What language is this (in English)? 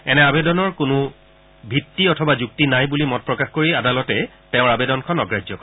Assamese